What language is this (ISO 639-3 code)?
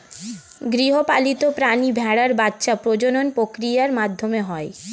ben